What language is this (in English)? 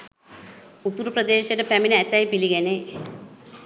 Sinhala